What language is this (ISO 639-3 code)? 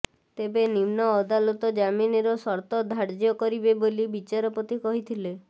ori